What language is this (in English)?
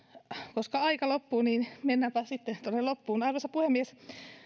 Finnish